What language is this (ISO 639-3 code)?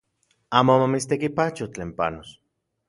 ncx